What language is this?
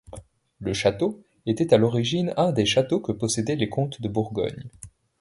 French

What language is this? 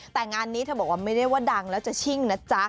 Thai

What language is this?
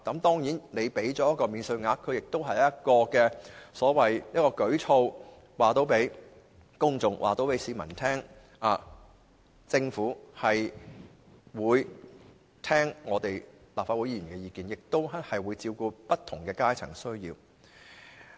Cantonese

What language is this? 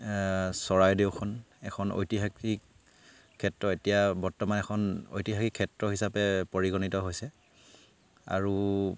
Assamese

